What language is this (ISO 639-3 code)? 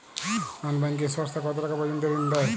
ben